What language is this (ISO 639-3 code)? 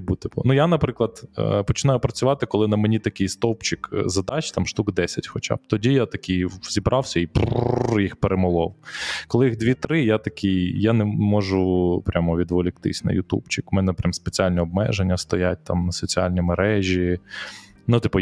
ukr